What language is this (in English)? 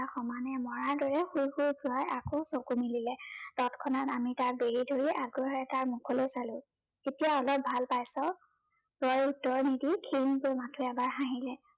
Assamese